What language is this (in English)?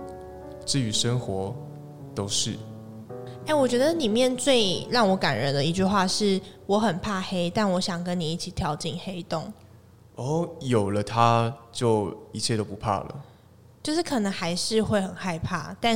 Chinese